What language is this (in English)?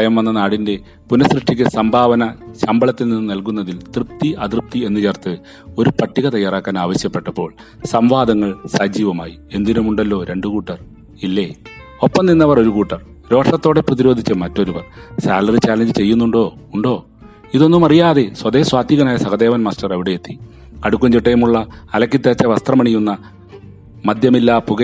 Malayalam